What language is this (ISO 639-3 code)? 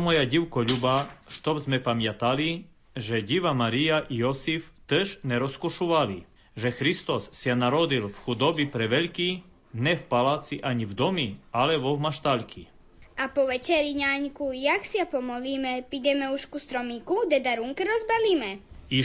slk